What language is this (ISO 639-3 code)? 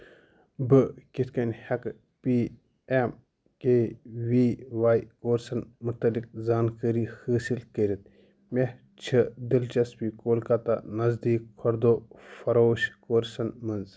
kas